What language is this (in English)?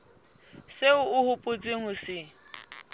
Southern Sotho